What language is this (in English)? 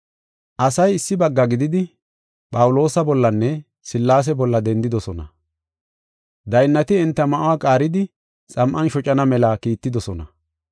Gofa